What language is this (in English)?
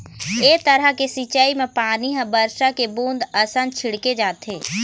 Chhattisgarhi